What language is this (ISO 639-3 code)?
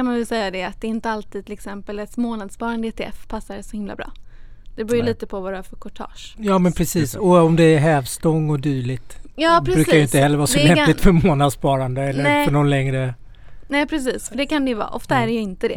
swe